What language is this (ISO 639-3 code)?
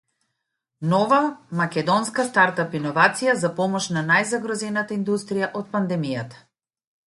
mkd